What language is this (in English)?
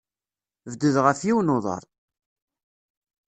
Kabyle